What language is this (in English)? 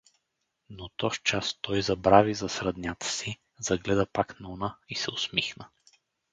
Bulgarian